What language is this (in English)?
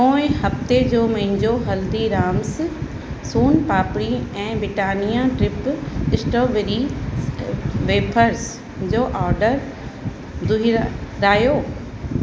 Sindhi